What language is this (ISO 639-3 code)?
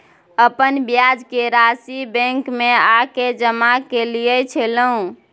mai